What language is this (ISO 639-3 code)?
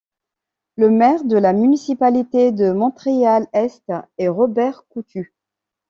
fra